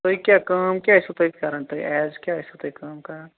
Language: Kashmiri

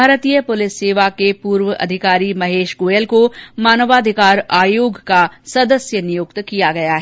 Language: Hindi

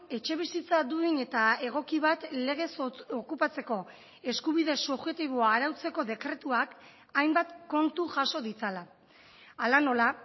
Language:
Basque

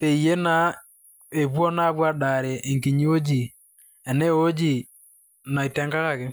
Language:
Masai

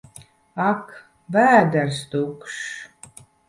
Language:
Latvian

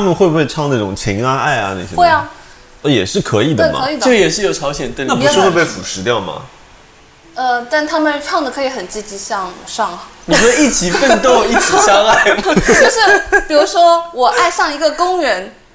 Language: Chinese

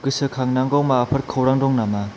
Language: Bodo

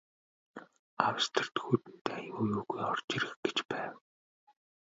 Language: Mongolian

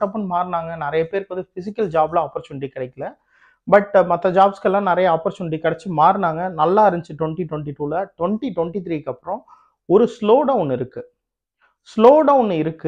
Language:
Tamil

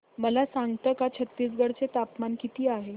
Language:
Marathi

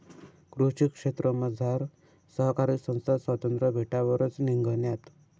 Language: Marathi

